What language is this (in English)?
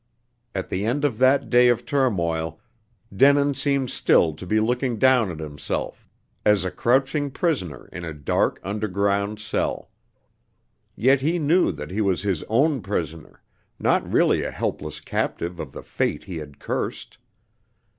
English